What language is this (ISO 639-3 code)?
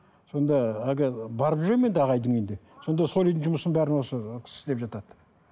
kaz